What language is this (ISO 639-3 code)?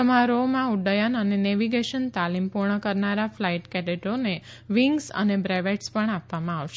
guj